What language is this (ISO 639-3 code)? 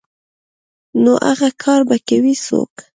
pus